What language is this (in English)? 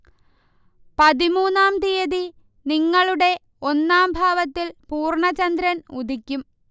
Malayalam